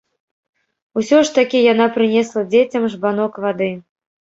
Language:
Belarusian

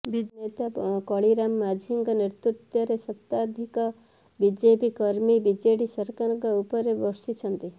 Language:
Odia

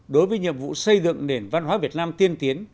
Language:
Vietnamese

